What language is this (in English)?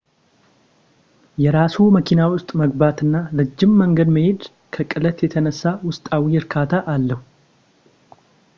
Amharic